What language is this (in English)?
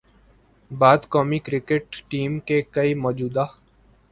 Urdu